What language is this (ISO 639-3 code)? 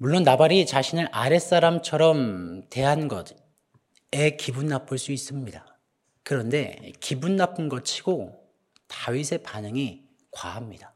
kor